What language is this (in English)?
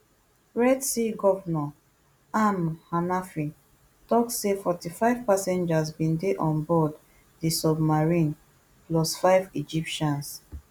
Nigerian Pidgin